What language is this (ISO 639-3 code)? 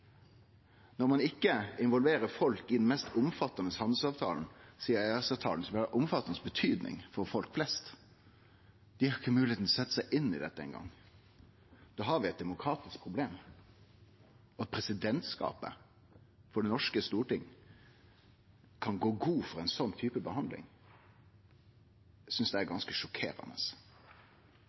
nno